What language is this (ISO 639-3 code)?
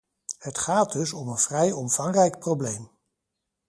nld